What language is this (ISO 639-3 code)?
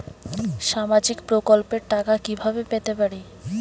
ben